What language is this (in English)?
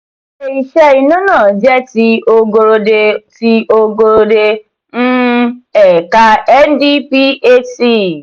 Yoruba